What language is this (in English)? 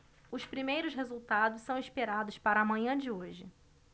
Portuguese